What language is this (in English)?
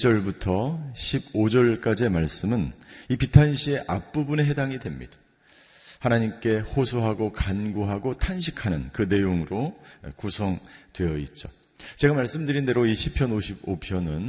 Korean